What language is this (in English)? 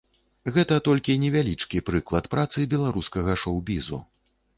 Belarusian